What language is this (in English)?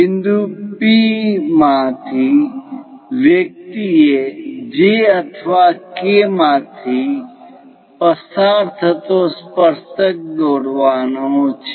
Gujarati